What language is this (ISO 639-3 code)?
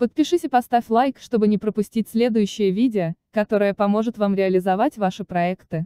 rus